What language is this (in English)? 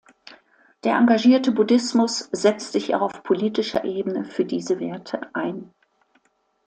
German